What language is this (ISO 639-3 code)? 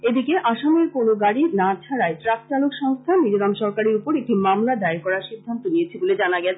ben